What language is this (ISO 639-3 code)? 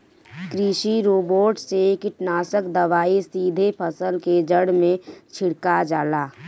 bho